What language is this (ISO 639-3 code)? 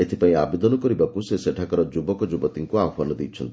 ori